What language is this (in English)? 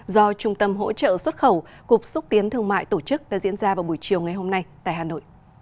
Vietnamese